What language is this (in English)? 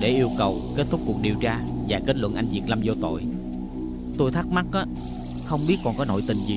Vietnamese